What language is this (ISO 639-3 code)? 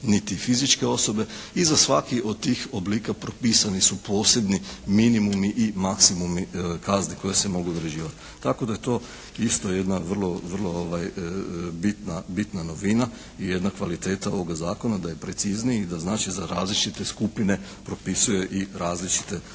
hrv